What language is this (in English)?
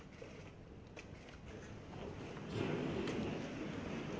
Thai